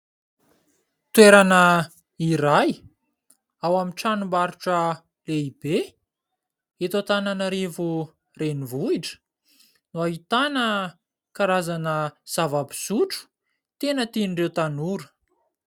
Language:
Malagasy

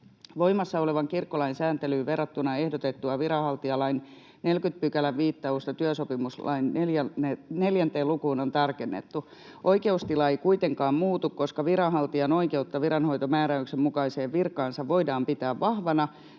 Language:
Finnish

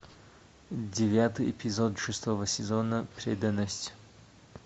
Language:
Russian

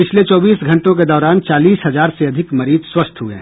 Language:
Hindi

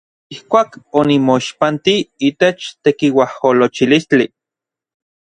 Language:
Orizaba Nahuatl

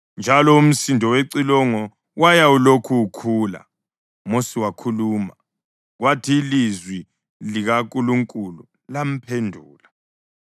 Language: North Ndebele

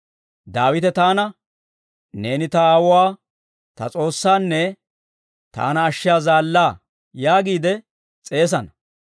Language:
Dawro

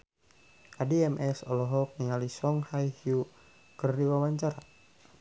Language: Sundanese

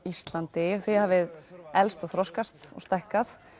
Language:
Icelandic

